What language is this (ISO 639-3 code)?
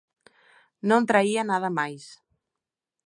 glg